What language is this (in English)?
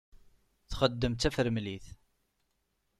Kabyle